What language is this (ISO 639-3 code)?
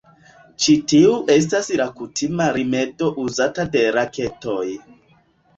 epo